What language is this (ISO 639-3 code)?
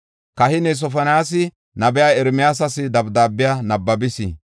gof